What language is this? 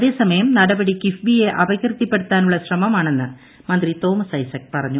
Malayalam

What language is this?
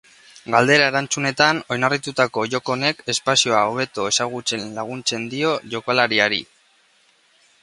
Basque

